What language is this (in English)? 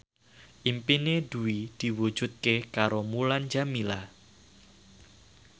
Javanese